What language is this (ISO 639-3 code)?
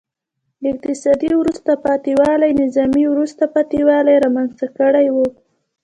pus